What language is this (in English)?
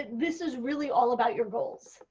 English